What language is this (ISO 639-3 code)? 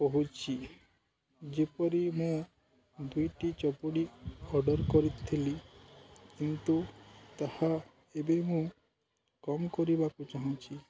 ori